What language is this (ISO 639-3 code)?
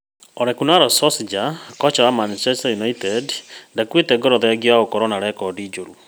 kik